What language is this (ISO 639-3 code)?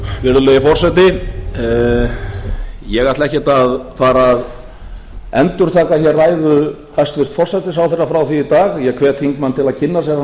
isl